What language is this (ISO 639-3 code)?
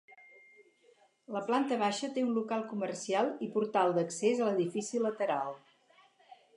cat